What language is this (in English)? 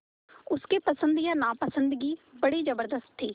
Hindi